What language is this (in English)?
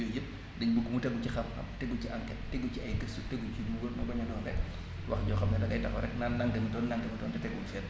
Wolof